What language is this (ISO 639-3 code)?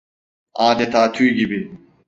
tur